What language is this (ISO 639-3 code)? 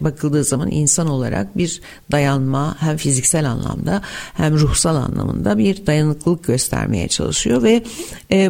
tur